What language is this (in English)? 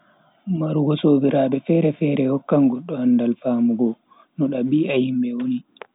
Bagirmi Fulfulde